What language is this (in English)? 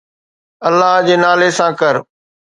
Sindhi